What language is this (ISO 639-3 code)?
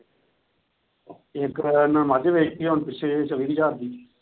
pan